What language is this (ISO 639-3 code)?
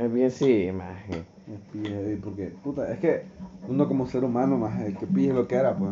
spa